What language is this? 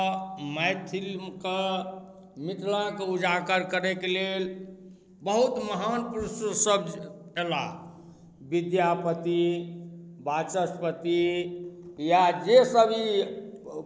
Maithili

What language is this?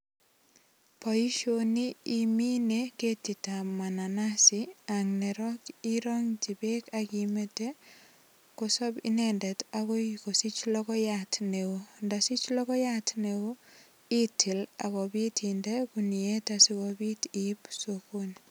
Kalenjin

